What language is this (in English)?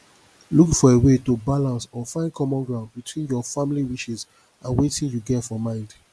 Nigerian Pidgin